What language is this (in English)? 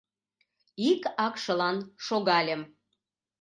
Mari